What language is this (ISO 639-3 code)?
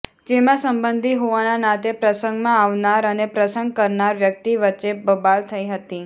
guj